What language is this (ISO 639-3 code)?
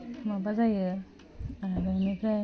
brx